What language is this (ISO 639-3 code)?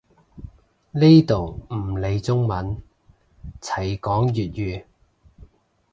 yue